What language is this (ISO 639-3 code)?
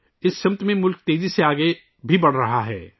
urd